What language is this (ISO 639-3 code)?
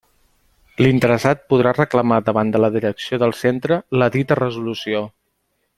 cat